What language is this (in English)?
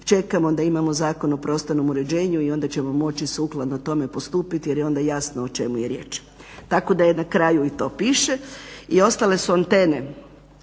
Croatian